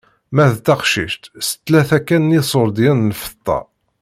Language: Kabyle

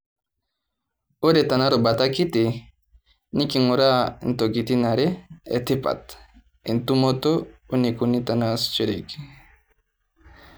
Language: Masai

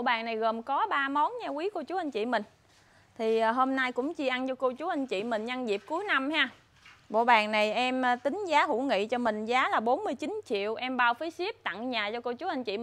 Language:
Vietnamese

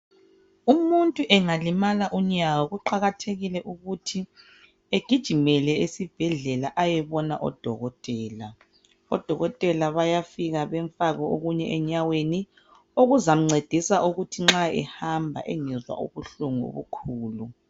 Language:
North Ndebele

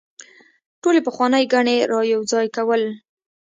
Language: Pashto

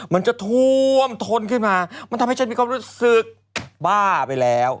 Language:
Thai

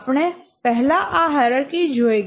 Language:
Gujarati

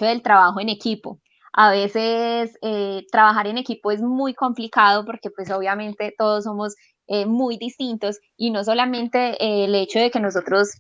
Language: Spanish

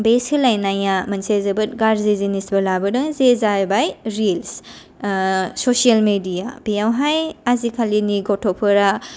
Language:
Bodo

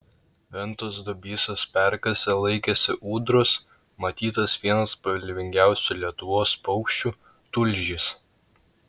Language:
Lithuanian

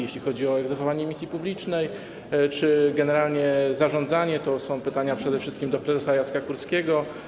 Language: Polish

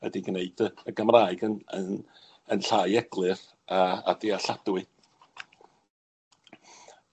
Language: Welsh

